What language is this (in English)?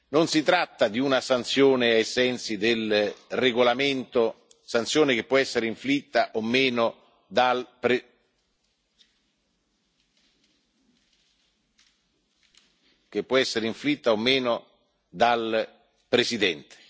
Italian